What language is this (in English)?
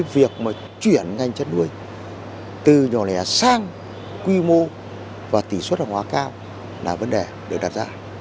Vietnamese